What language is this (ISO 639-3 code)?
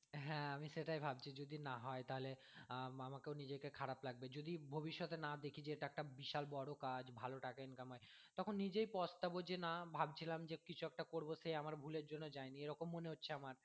ben